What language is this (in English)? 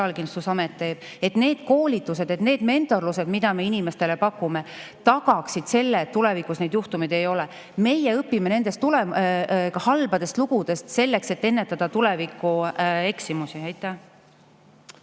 Estonian